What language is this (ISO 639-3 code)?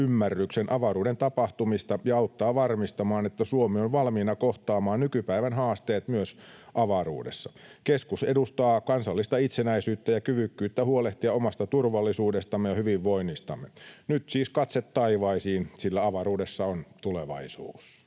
fin